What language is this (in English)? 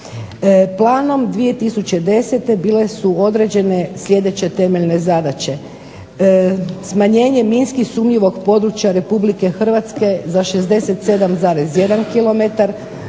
Croatian